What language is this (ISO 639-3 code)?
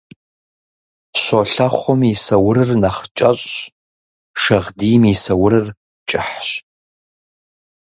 kbd